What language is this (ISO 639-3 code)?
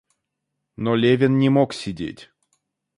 rus